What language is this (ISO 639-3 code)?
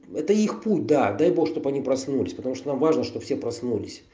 rus